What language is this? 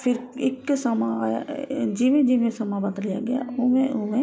Punjabi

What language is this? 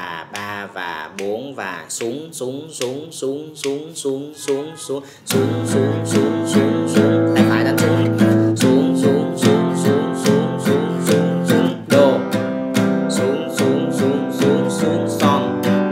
Vietnamese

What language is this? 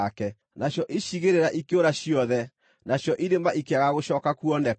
Kikuyu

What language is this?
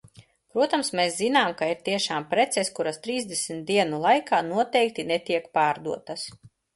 Latvian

